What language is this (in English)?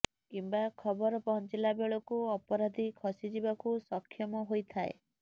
Odia